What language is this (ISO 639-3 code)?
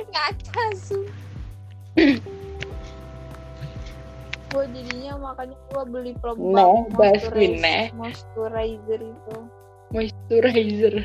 ind